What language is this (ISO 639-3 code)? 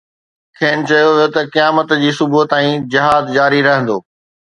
snd